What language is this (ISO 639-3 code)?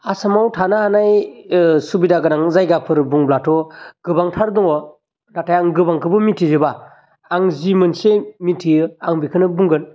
brx